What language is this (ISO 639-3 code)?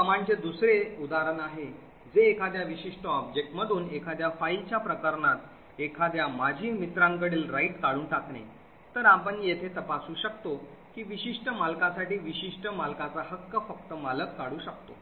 mar